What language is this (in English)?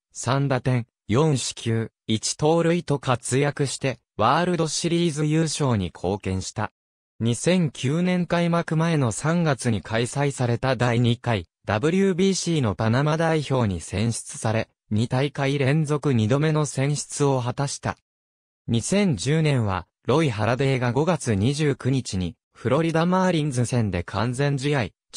Japanese